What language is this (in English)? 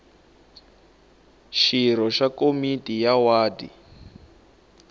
Tsonga